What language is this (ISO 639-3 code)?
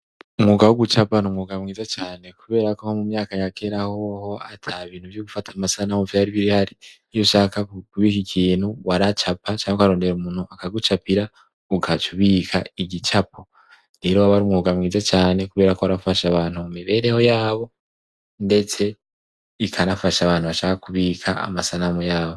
run